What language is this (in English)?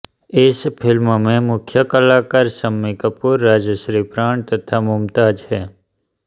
Hindi